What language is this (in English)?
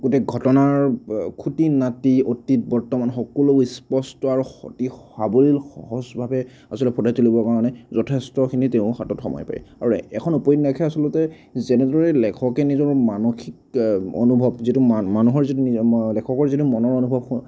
Assamese